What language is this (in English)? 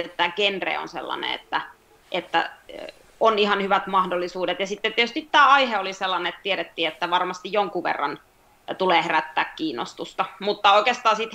Finnish